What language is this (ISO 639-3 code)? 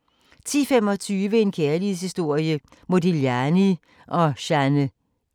dan